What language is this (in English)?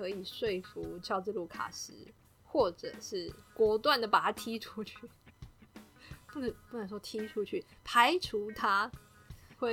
Chinese